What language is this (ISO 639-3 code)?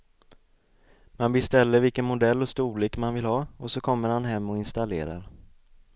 swe